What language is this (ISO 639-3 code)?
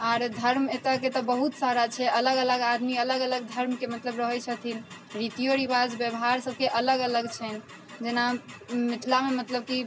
mai